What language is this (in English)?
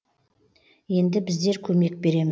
Kazakh